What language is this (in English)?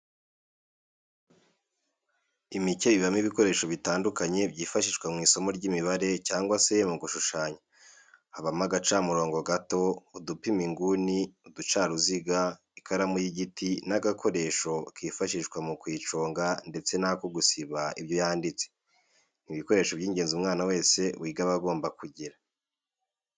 Kinyarwanda